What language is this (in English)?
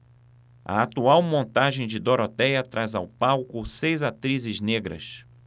Portuguese